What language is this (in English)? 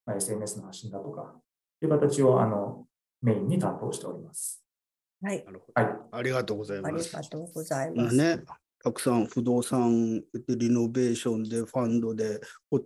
Japanese